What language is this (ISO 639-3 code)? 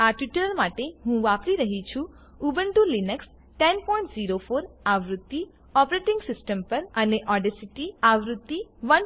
guj